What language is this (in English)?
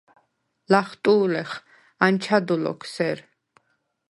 Svan